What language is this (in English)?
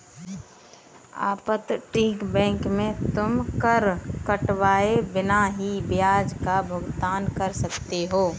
Hindi